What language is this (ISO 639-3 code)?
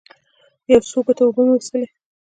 pus